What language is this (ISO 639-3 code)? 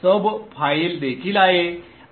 mar